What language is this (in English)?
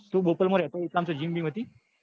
Gujarati